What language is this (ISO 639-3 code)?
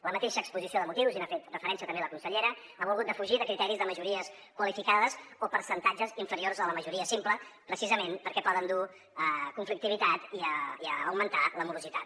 cat